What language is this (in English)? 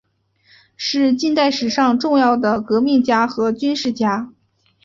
Chinese